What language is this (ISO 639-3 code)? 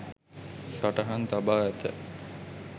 sin